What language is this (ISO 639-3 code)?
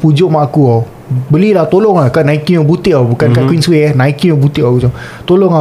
msa